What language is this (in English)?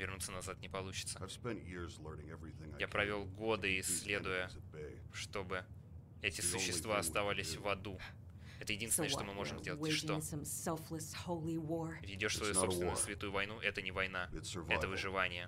Russian